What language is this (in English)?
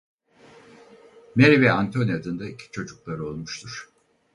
Turkish